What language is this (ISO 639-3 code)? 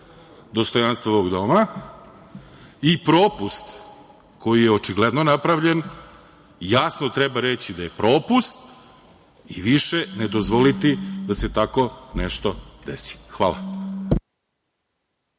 srp